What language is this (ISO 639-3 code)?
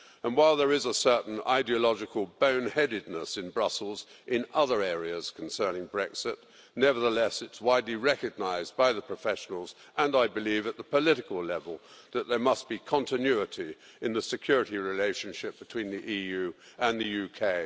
eng